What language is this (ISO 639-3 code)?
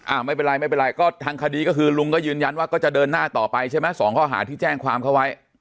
tha